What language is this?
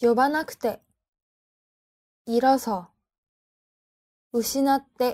Korean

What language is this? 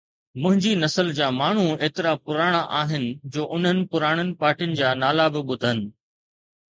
Sindhi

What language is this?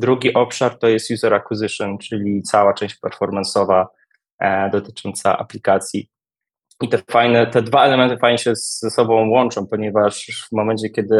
Polish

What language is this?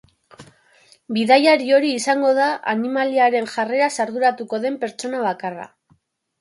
Basque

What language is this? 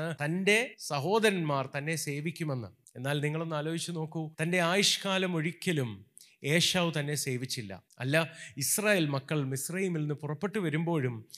Malayalam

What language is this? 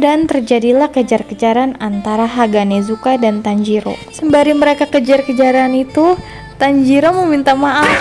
Indonesian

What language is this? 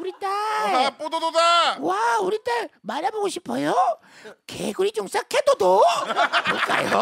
Korean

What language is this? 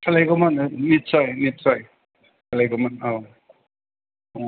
Bodo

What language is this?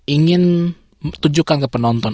Indonesian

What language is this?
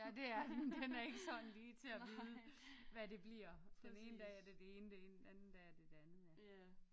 Danish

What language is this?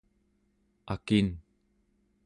Central Yupik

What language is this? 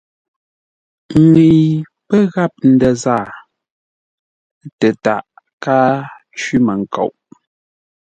Ngombale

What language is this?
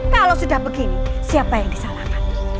Indonesian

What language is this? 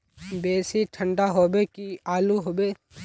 Magahi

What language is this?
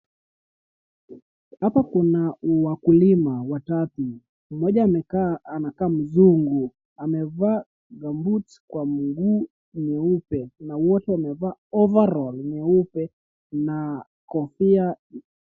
Swahili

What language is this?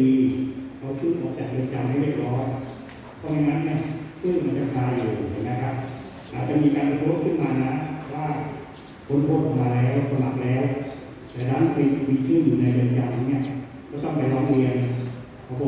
Thai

